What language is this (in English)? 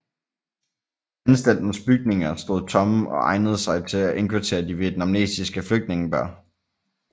Danish